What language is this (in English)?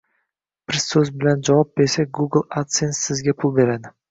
Uzbek